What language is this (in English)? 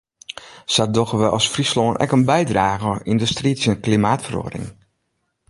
Western Frisian